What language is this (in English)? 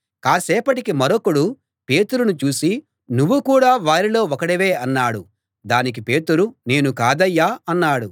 Telugu